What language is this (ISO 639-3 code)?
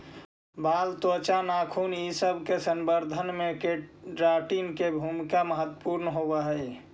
mag